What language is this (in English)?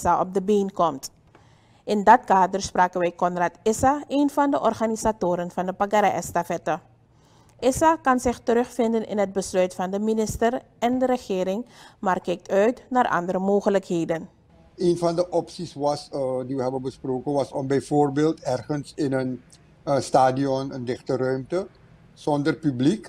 Dutch